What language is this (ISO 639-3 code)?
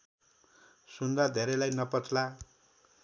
nep